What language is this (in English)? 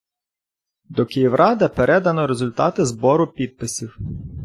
Ukrainian